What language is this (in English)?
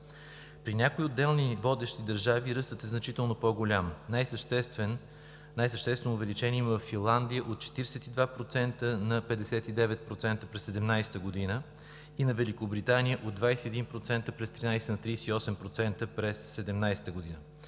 Bulgarian